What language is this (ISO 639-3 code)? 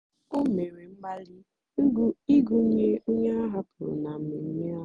ibo